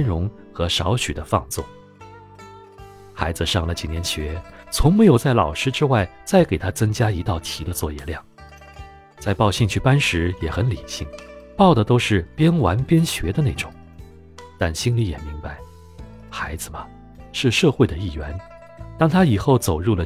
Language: Chinese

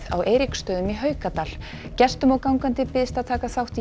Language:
Icelandic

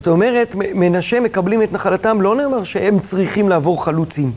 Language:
Hebrew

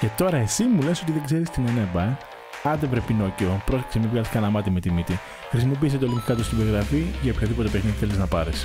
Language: Greek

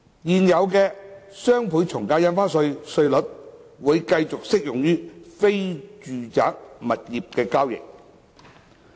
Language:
Cantonese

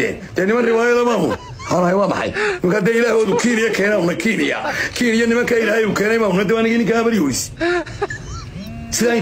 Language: Arabic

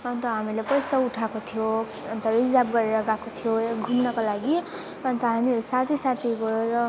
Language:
Nepali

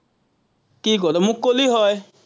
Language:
Assamese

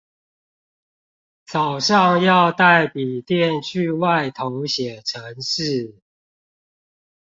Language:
Chinese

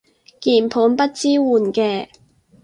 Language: Cantonese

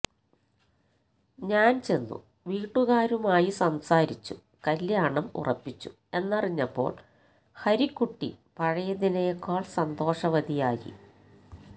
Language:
Malayalam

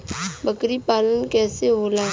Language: Bhojpuri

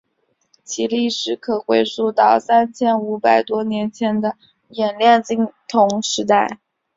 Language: Chinese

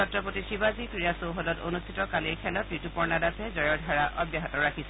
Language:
Assamese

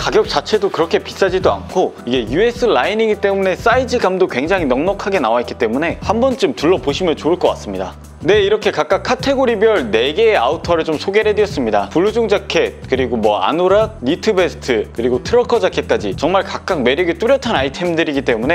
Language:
Korean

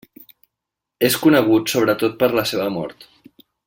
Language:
Catalan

